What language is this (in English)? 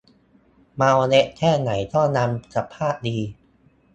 Thai